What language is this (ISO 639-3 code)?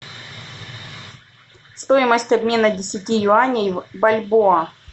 rus